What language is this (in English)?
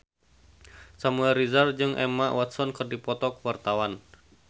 Sundanese